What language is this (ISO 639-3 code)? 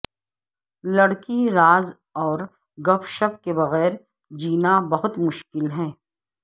urd